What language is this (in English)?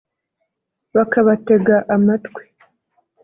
Kinyarwanda